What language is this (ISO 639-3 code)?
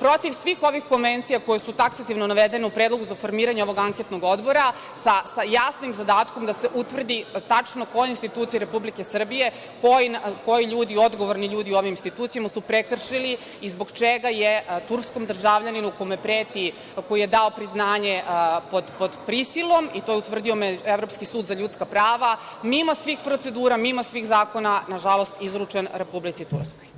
srp